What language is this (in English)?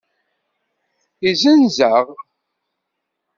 Kabyle